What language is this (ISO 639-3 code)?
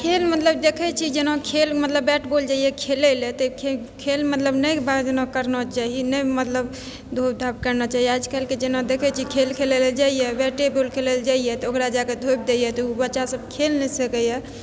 mai